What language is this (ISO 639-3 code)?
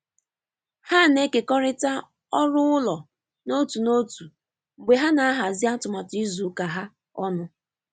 ibo